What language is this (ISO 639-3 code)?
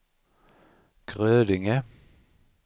swe